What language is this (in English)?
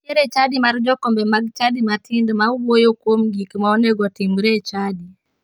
Luo (Kenya and Tanzania)